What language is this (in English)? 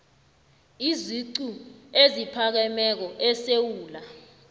South Ndebele